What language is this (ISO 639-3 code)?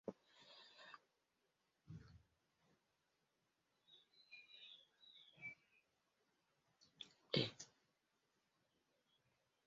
swa